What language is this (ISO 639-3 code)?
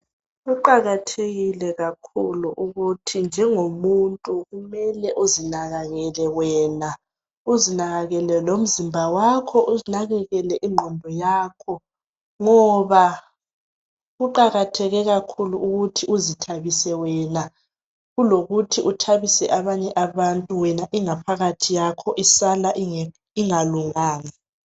nde